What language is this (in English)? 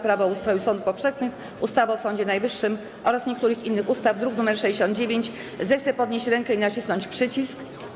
Polish